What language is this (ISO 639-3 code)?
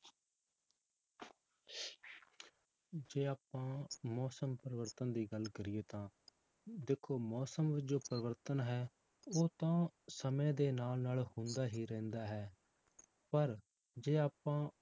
pan